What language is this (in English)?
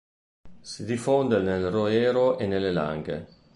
Italian